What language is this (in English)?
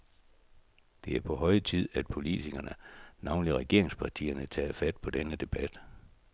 Danish